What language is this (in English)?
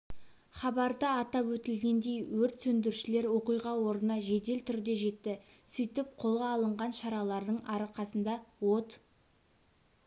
Kazakh